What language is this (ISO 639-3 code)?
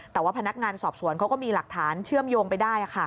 tha